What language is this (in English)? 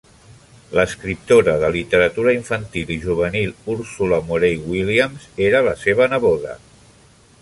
Catalan